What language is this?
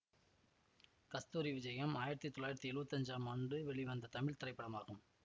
Tamil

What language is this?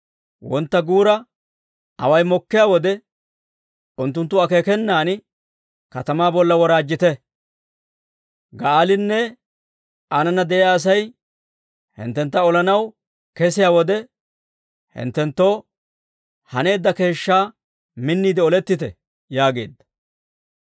Dawro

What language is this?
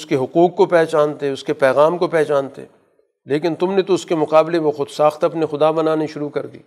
Urdu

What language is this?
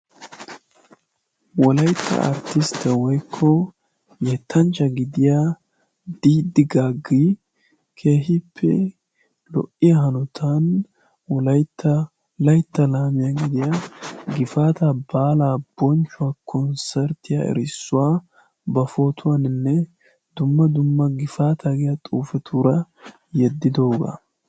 Wolaytta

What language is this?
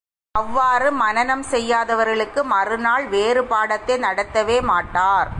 Tamil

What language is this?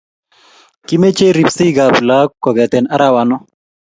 Kalenjin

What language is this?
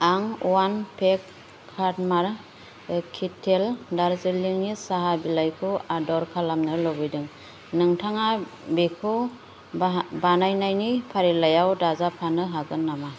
Bodo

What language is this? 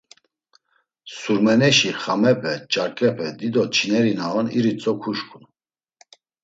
Laz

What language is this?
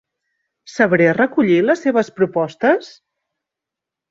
Catalan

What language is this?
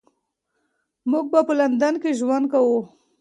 Pashto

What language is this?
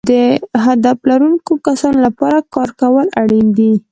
Pashto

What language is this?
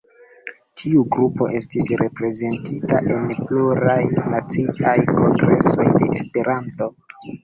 Esperanto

